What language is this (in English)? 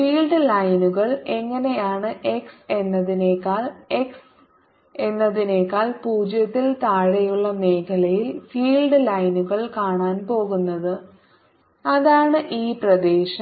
Malayalam